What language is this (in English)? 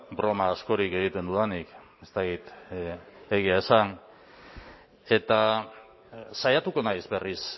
Basque